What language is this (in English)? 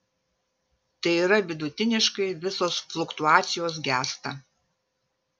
Lithuanian